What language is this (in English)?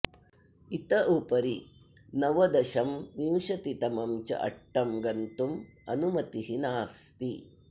Sanskrit